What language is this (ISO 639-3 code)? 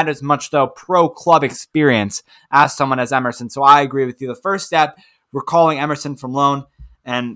eng